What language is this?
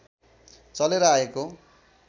Nepali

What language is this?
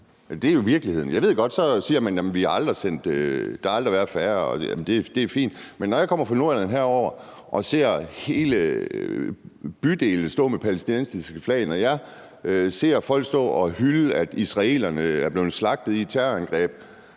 Danish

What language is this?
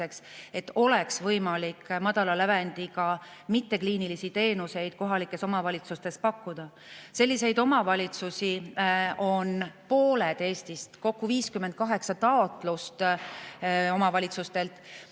Estonian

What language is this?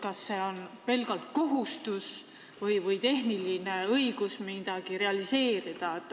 Estonian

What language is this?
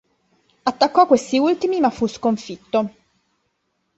Italian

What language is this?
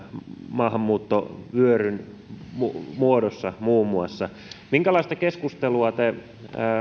Finnish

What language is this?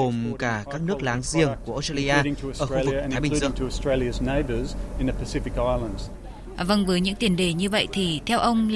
Vietnamese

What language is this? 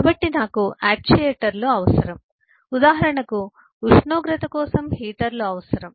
Telugu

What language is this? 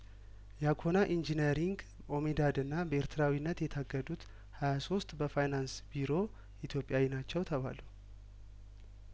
Amharic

